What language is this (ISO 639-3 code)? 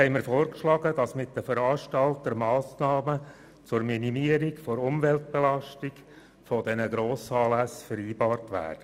gsw